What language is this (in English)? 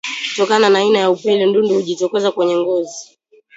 Swahili